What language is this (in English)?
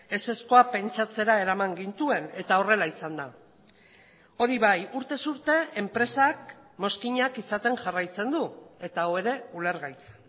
Basque